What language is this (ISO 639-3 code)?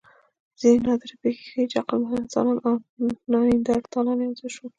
pus